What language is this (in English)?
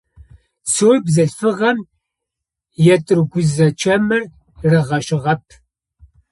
Adyghe